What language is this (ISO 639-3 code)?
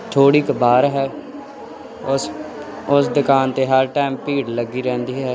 pan